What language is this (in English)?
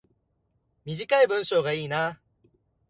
Japanese